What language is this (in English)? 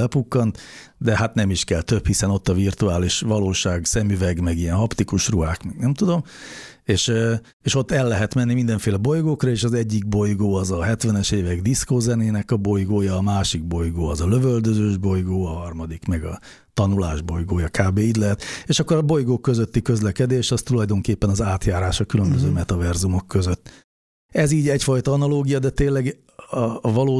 Hungarian